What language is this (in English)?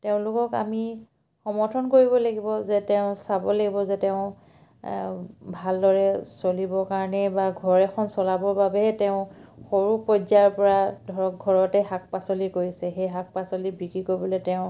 Assamese